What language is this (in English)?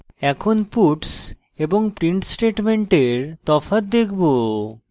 Bangla